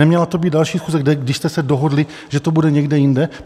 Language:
Czech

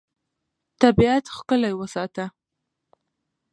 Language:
Pashto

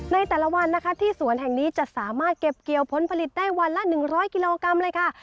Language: Thai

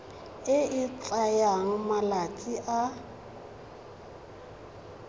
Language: Tswana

